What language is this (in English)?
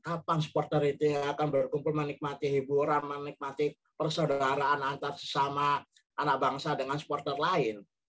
Indonesian